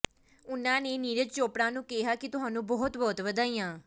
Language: Punjabi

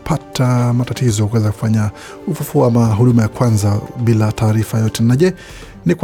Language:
Swahili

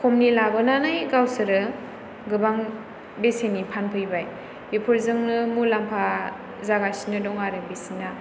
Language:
Bodo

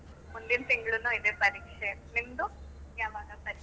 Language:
Kannada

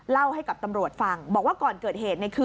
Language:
Thai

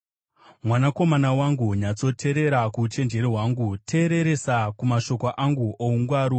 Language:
Shona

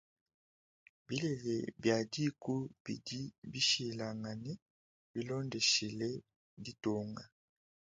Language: Luba-Lulua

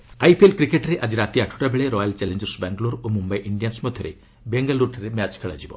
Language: Odia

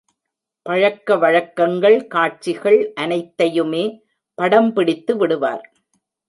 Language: Tamil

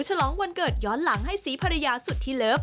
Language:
Thai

